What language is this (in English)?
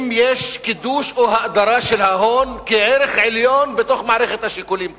Hebrew